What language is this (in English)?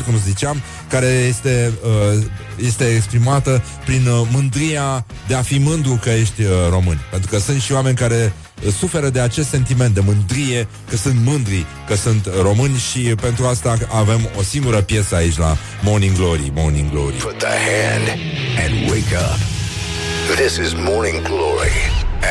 Romanian